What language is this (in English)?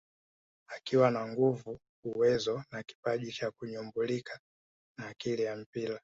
Swahili